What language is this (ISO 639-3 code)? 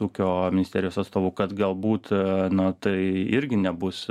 lit